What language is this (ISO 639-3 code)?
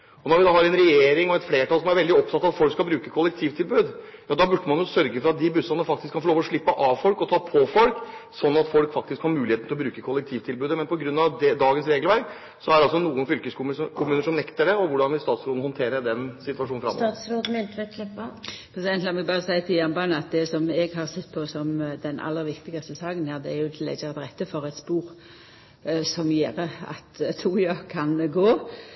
nor